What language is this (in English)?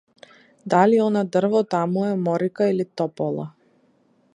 Macedonian